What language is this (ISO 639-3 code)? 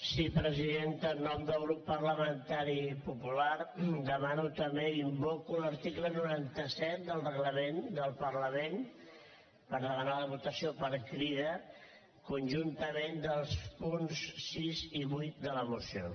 cat